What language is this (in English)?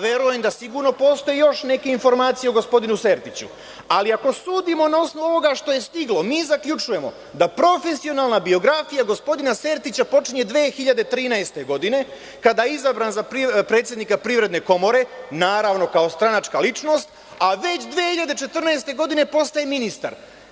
Serbian